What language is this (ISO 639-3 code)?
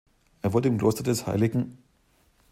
deu